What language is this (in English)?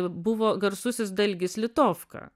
Lithuanian